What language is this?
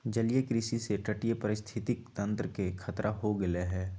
Magahi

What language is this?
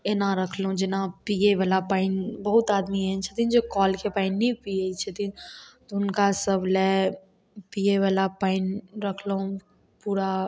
Maithili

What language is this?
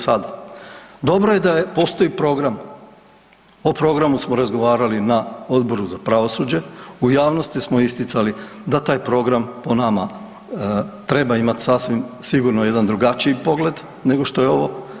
Croatian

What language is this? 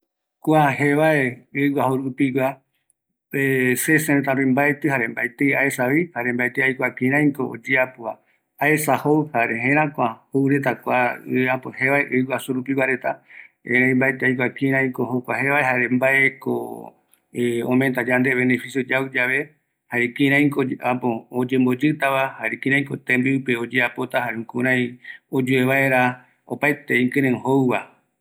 Eastern Bolivian Guaraní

